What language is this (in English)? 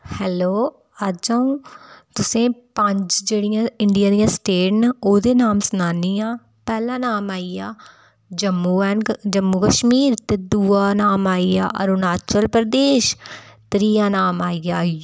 Dogri